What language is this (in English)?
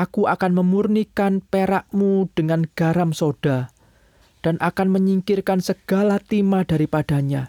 Indonesian